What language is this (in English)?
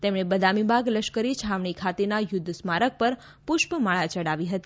Gujarati